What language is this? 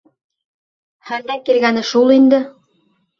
Bashkir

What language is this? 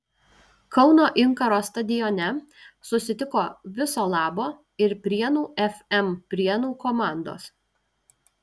Lithuanian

